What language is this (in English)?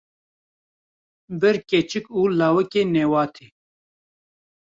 Kurdish